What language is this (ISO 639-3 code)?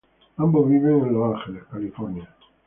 spa